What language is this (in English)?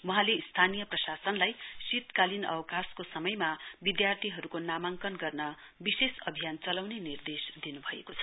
Nepali